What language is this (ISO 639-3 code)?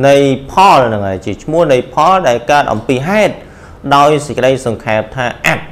tha